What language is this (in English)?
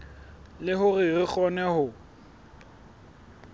Southern Sotho